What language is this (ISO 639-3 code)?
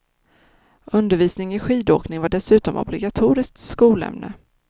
swe